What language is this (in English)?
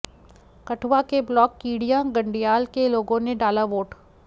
Hindi